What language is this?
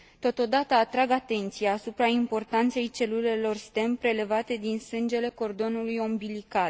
Romanian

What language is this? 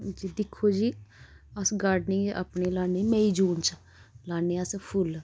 Dogri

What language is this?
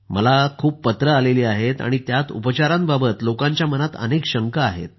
Marathi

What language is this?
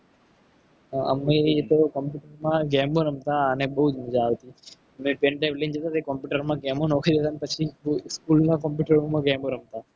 Gujarati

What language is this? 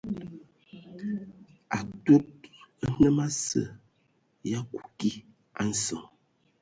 Ewondo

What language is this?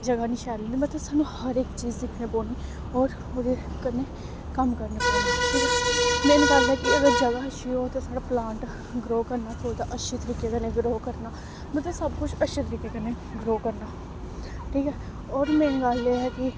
Dogri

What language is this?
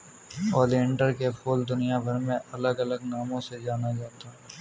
Hindi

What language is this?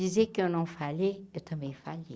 Portuguese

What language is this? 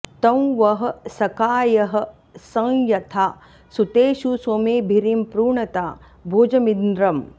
Sanskrit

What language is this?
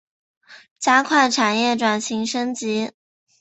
Chinese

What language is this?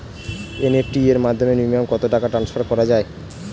Bangla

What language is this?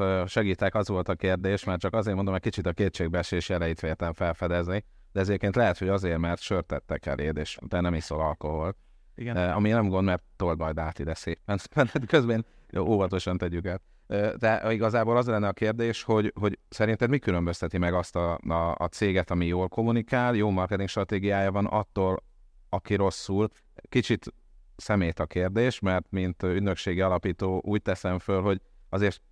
Hungarian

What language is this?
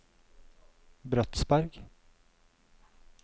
Norwegian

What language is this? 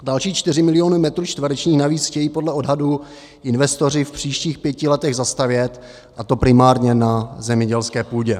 Czech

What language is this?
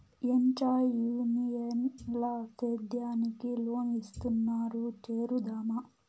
Telugu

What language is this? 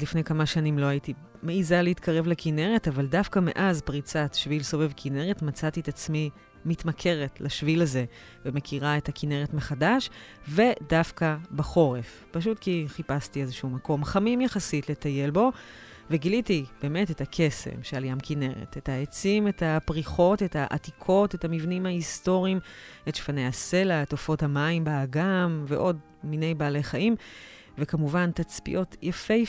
Hebrew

